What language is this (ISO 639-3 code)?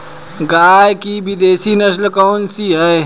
hin